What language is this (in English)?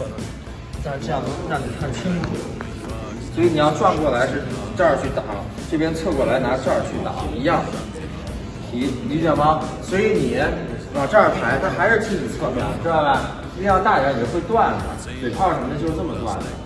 Chinese